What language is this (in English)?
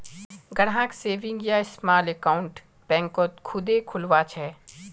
Magahi